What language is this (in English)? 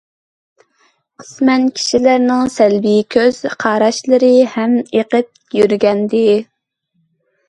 Uyghur